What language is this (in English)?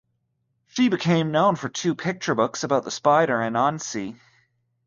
English